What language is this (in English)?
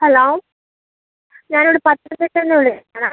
Malayalam